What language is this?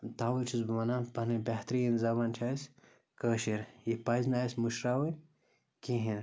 Kashmiri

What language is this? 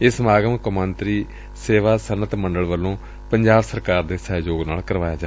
Punjabi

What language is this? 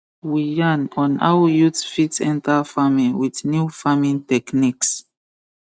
Nigerian Pidgin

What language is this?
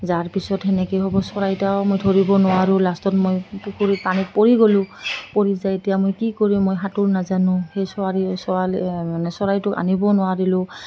Assamese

